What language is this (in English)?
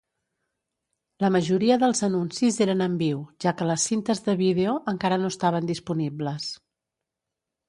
Catalan